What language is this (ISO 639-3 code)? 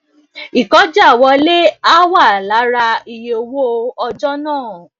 yor